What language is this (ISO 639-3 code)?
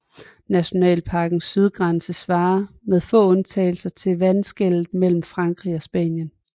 dan